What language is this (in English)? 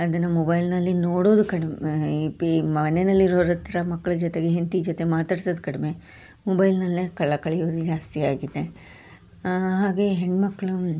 Kannada